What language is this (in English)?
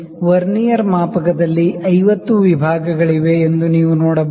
Kannada